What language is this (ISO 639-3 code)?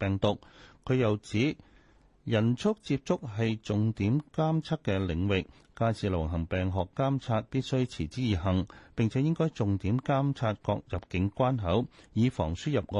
zho